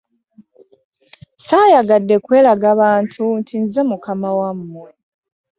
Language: Ganda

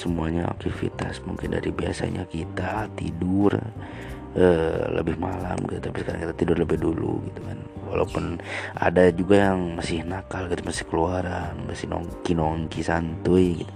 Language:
Indonesian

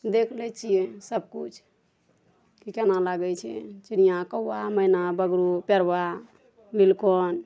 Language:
Maithili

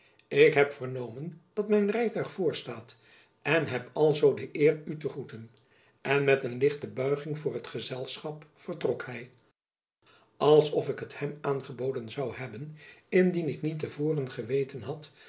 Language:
Dutch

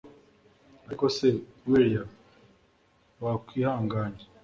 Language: Kinyarwanda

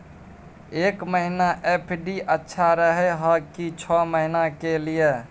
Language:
Maithili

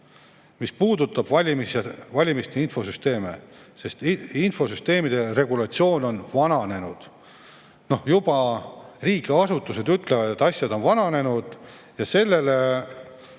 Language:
Estonian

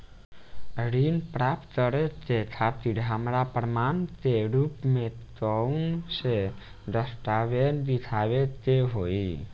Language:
Bhojpuri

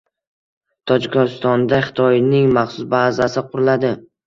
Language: Uzbek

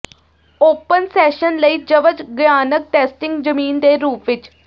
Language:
Punjabi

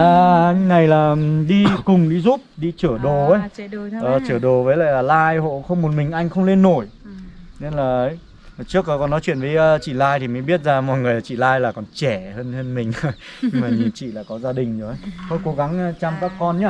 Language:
Vietnamese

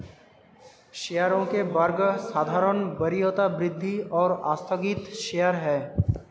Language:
Hindi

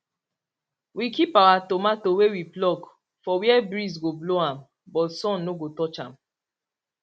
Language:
Nigerian Pidgin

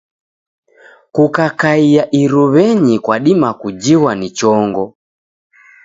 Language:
Taita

